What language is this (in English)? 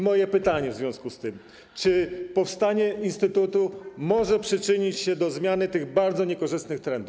Polish